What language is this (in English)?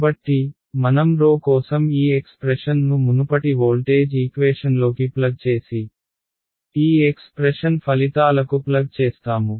Telugu